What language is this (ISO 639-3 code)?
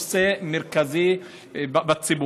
heb